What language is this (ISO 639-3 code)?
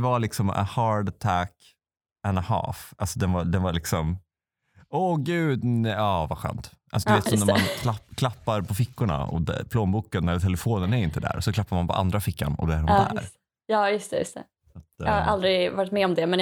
swe